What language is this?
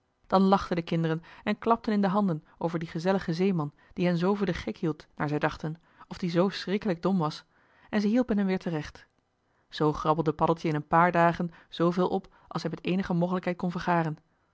Dutch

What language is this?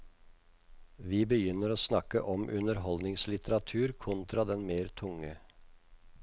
Norwegian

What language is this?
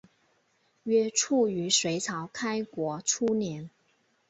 Chinese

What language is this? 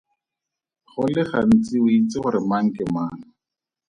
Tswana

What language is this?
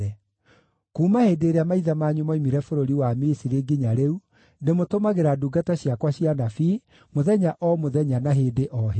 Kikuyu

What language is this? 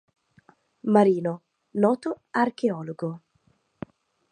Italian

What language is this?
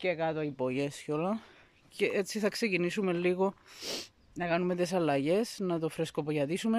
Greek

